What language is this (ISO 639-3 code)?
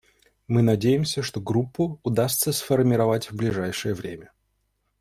rus